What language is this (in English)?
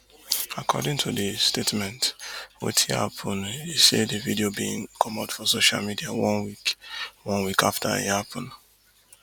Nigerian Pidgin